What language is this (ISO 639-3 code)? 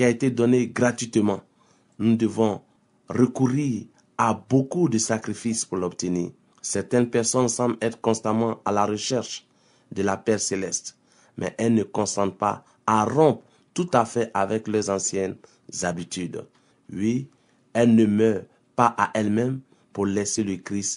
fra